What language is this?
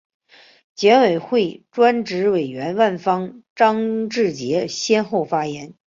Chinese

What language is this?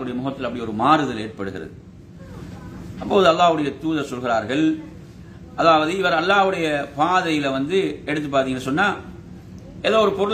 Arabic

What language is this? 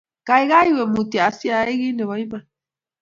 Kalenjin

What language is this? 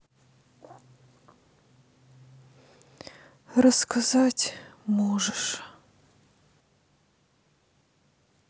Russian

